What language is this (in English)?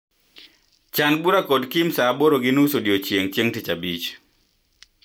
Luo (Kenya and Tanzania)